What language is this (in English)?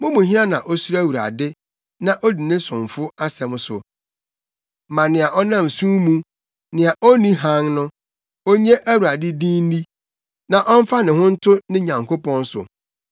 Akan